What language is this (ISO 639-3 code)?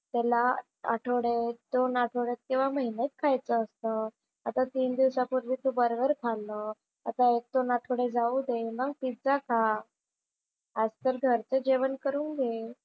mar